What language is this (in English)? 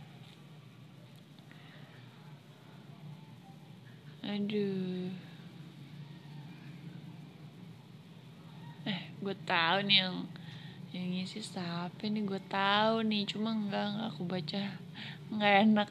Indonesian